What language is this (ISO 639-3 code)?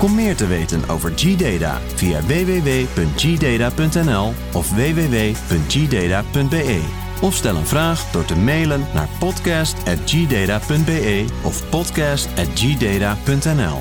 nld